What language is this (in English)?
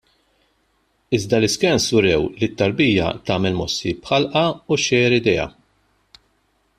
Maltese